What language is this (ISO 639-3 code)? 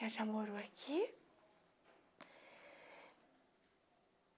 por